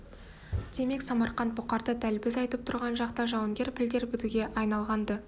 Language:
Kazakh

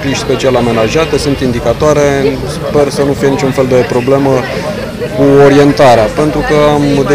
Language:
Romanian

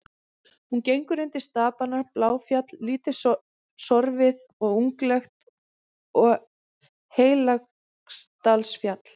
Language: Icelandic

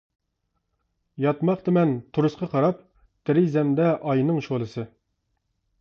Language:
Uyghur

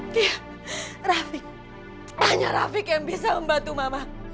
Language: Indonesian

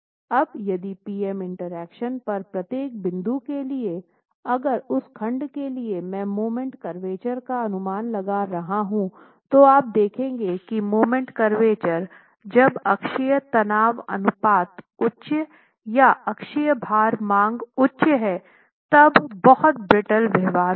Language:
Hindi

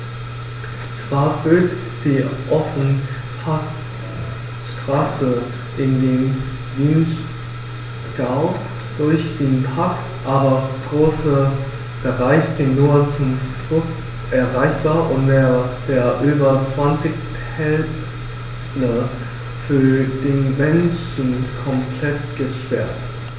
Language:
German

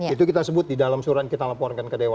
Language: Indonesian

